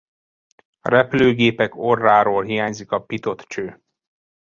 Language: Hungarian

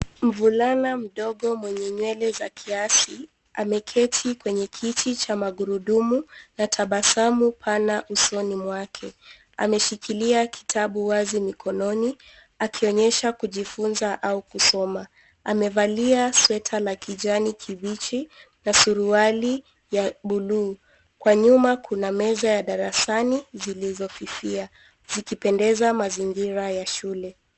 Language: Swahili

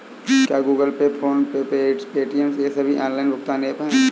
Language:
Hindi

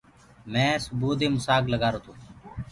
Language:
Gurgula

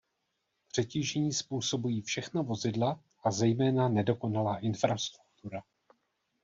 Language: Czech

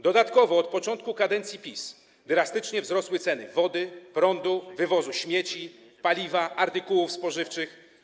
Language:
Polish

